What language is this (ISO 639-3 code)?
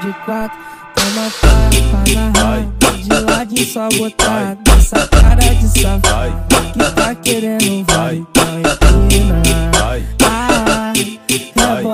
ara